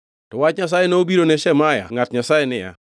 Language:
Luo (Kenya and Tanzania)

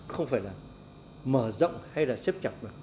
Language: Vietnamese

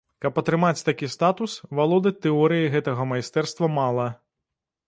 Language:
Belarusian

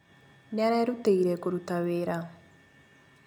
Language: Kikuyu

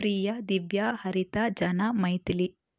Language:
Tamil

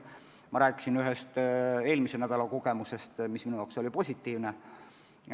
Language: Estonian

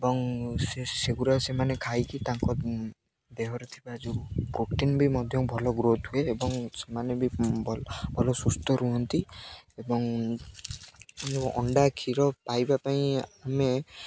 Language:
Odia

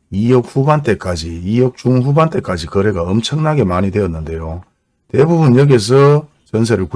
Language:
Korean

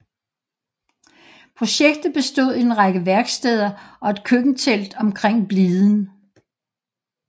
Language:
Danish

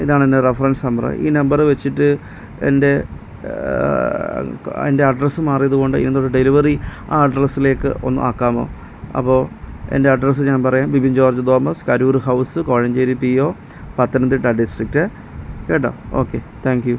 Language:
Malayalam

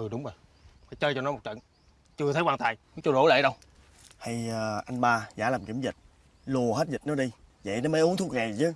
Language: Vietnamese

